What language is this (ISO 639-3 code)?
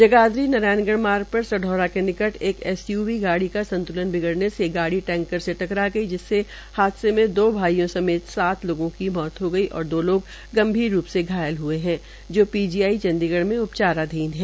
hin